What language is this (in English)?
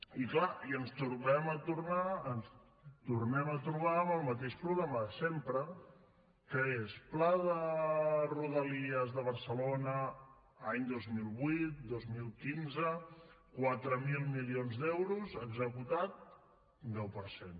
Catalan